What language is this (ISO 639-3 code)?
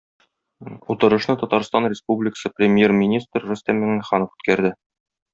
tat